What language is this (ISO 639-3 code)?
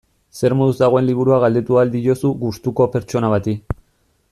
eus